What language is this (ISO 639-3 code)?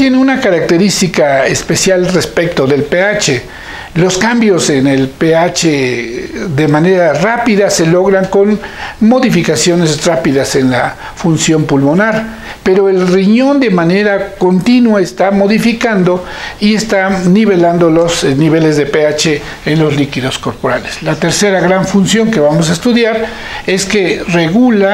spa